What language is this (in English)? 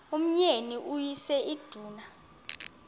Xhosa